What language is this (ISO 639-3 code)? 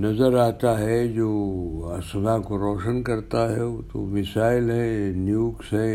urd